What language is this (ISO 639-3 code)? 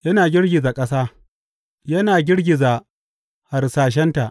hau